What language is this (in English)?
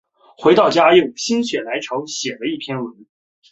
Chinese